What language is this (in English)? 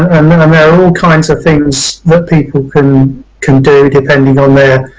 English